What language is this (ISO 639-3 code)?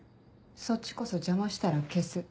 jpn